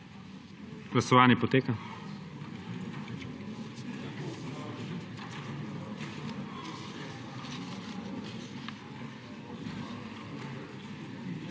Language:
Slovenian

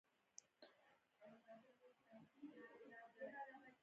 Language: Pashto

